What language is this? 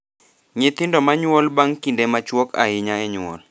Luo (Kenya and Tanzania)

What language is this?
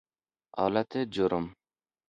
Persian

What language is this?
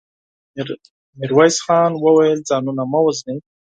Pashto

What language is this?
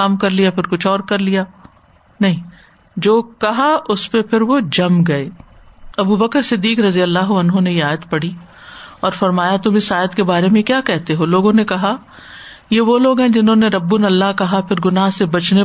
Urdu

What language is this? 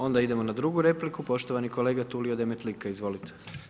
Croatian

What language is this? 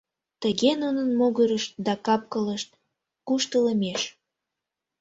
Mari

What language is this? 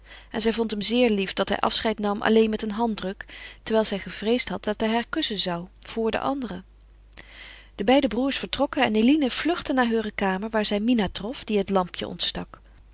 Dutch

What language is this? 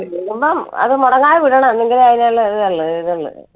Malayalam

